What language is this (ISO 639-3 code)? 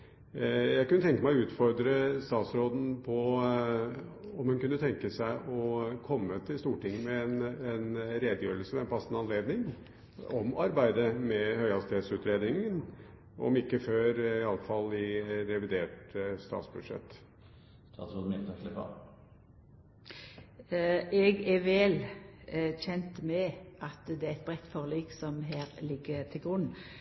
nor